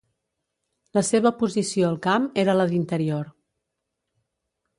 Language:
Catalan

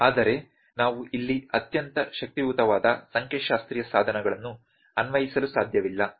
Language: Kannada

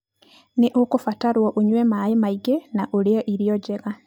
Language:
Kikuyu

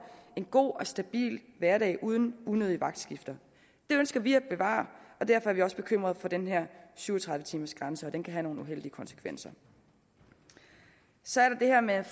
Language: Danish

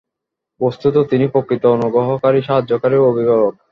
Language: Bangla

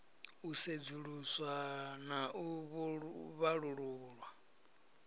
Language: Venda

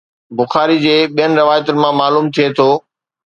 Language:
Sindhi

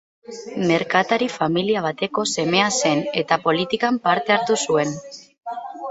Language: Basque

